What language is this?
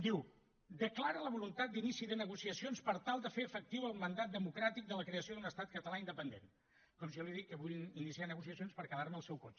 Catalan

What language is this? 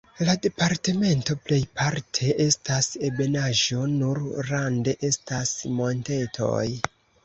Esperanto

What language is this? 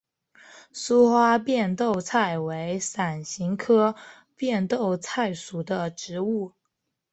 Chinese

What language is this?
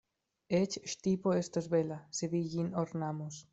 Esperanto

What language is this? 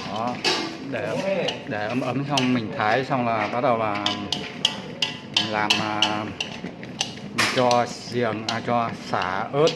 Vietnamese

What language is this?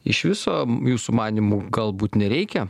Lithuanian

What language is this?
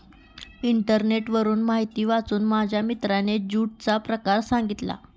Marathi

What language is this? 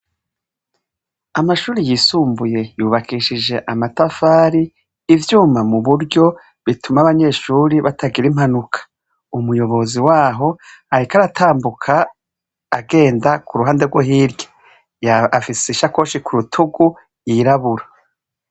Rundi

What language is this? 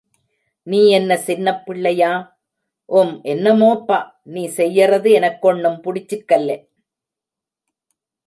Tamil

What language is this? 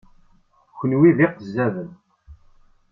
Kabyle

